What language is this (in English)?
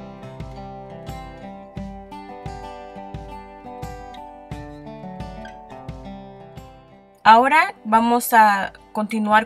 Spanish